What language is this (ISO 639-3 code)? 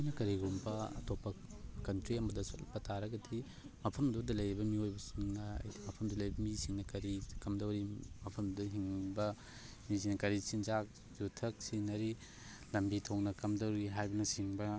mni